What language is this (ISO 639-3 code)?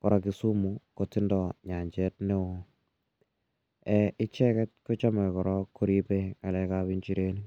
kln